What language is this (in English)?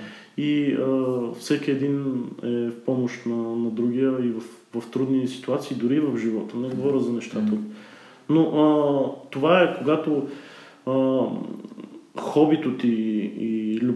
Bulgarian